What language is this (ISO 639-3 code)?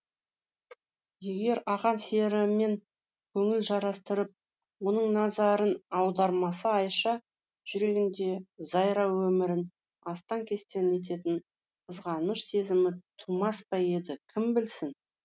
kaz